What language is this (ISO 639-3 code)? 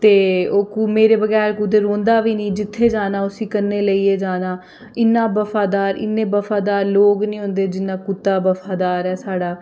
doi